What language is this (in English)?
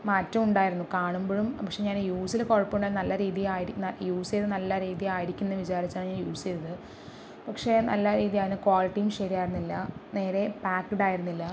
Malayalam